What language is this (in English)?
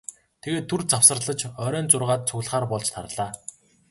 Mongolian